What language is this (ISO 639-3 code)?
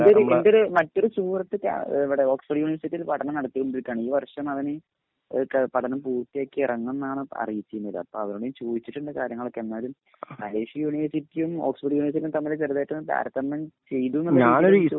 mal